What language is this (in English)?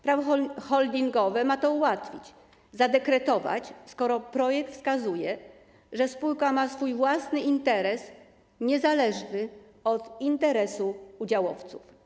Polish